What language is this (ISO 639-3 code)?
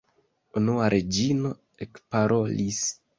epo